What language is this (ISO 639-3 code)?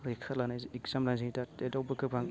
brx